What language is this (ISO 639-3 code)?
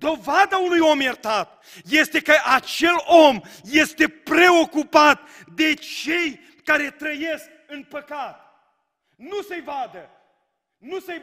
ron